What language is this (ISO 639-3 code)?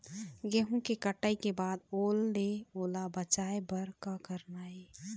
hne